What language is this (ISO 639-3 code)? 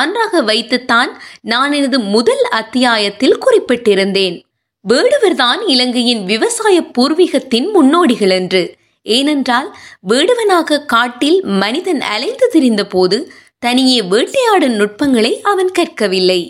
tam